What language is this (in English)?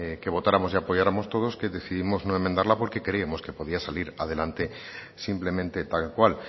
Spanish